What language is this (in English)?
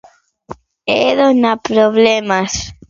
Galician